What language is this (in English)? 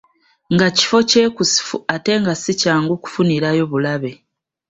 Ganda